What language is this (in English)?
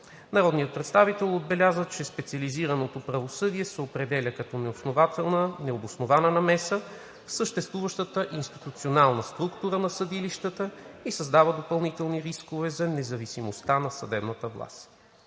Bulgarian